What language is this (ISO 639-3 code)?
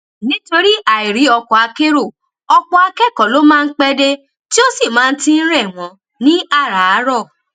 yor